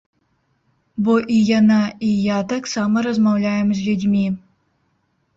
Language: Belarusian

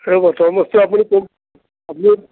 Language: Assamese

